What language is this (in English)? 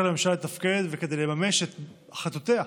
Hebrew